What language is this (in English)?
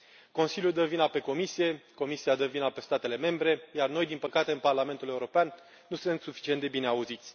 Romanian